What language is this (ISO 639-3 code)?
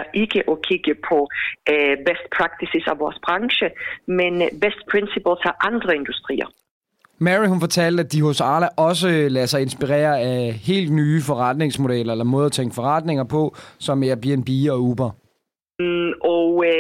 dan